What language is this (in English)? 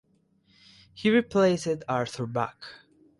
English